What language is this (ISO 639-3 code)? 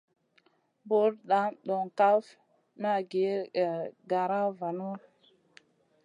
mcn